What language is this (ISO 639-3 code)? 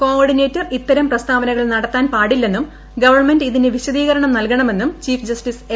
mal